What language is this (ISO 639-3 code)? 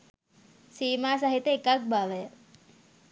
sin